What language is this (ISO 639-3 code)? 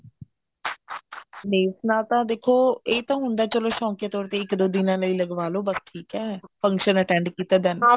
pan